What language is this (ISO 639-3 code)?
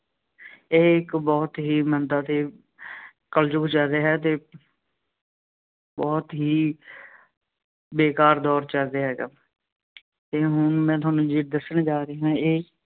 pan